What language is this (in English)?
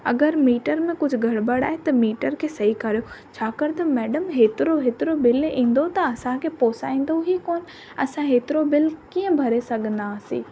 Sindhi